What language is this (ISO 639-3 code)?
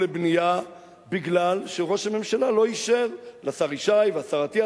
heb